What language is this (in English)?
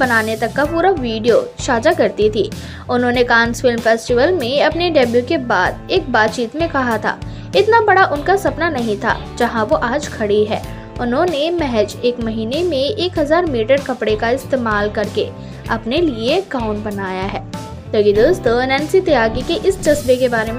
Hindi